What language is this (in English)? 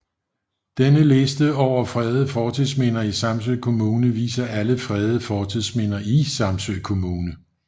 Danish